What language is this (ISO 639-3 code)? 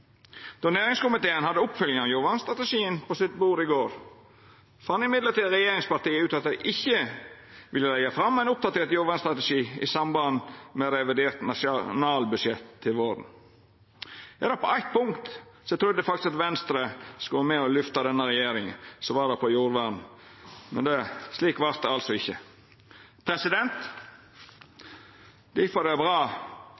nno